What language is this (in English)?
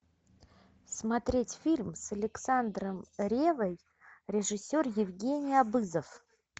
Russian